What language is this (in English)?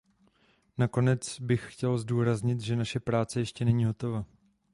Czech